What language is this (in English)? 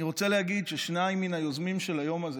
Hebrew